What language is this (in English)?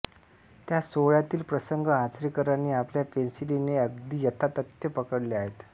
Marathi